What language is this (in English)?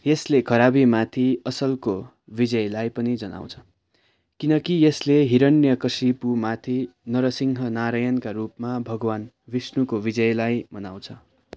Nepali